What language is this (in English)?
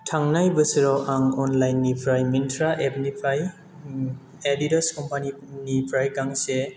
Bodo